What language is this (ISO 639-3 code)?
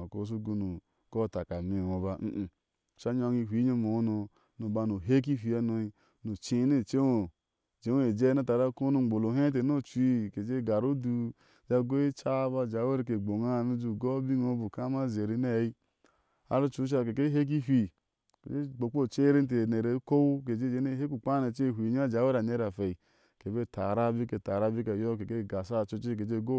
ahs